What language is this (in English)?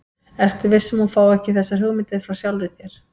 Icelandic